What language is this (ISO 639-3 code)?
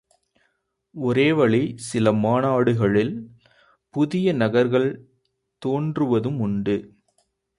tam